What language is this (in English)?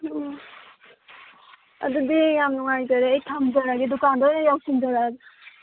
Manipuri